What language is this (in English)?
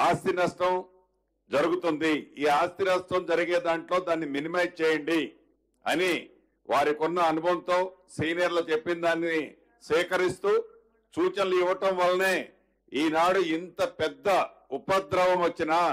Telugu